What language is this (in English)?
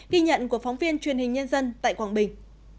Vietnamese